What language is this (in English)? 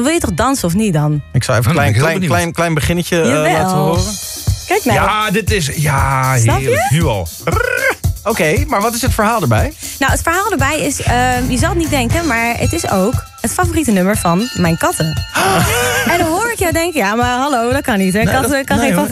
Dutch